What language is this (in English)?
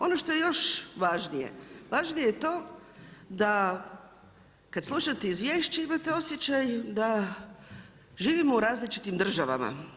Croatian